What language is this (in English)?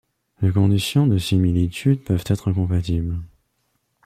French